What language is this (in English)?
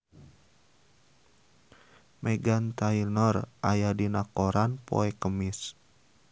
Sundanese